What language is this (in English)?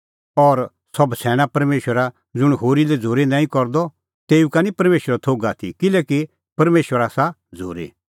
Kullu Pahari